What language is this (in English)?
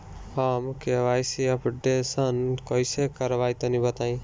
Bhojpuri